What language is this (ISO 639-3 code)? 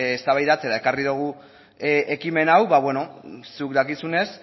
eus